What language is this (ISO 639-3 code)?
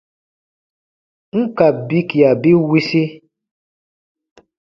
bba